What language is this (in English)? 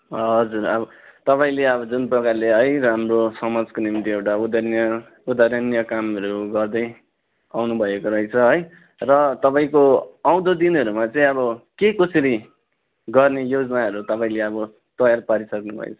Nepali